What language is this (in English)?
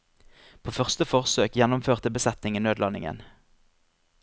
Norwegian